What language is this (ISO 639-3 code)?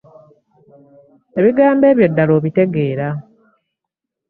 lug